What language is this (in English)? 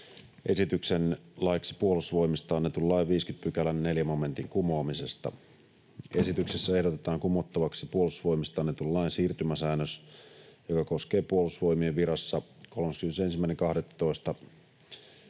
Finnish